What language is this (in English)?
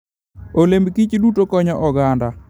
Luo (Kenya and Tanzania)